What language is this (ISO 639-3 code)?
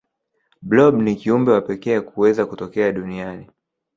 swa